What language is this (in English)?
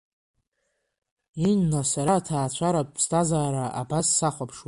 Abkhazian